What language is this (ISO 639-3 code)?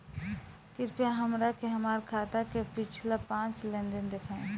bho